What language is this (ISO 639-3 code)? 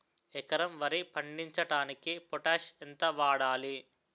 tel